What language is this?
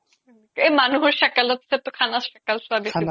Assamese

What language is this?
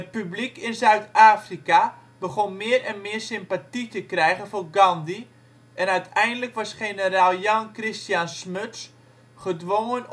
Dutch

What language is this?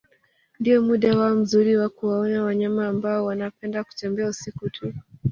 Swahili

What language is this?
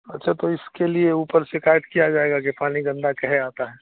Urdu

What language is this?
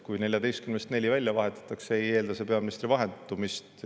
Estonian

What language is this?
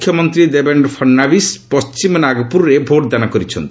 Odia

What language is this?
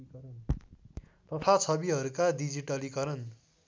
Nepali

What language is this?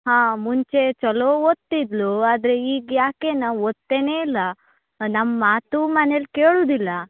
Kannada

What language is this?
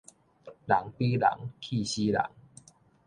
Min Nan Chinese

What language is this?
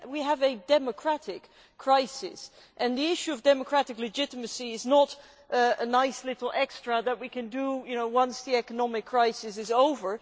English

